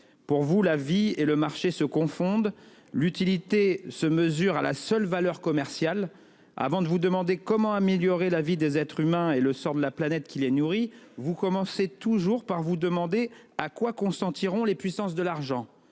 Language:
French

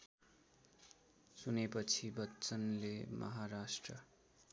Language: Nepali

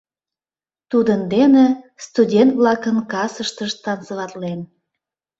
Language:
Mari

